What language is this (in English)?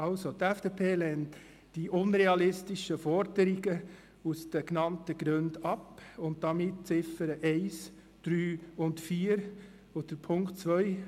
Swiss German